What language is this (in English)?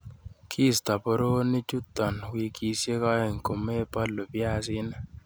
Kalenjin